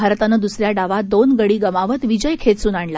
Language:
Marathi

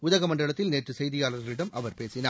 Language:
Tamil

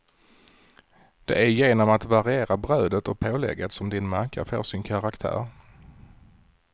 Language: Swedish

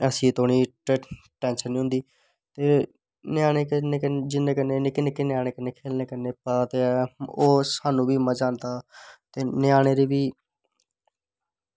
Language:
Dogri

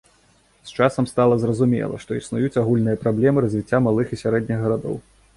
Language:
Belarusian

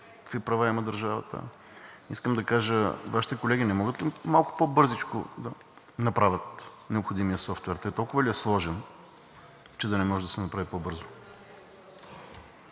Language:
Bulgarian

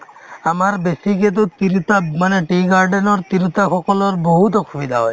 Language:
Assamese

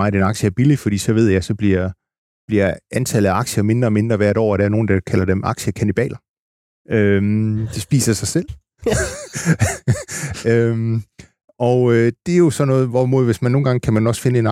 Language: Danish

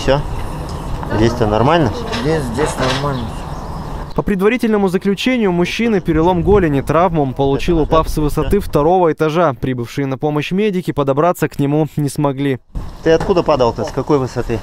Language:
Russian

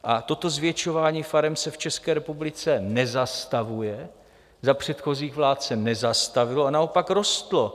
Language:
Czech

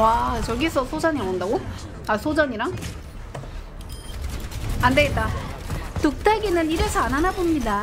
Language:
Korean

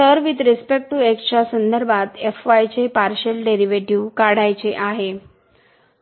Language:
Marathi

